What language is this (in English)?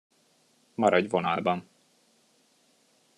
Hungarian